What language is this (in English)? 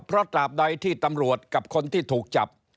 Thai